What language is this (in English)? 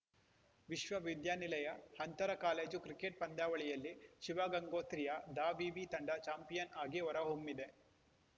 Kannada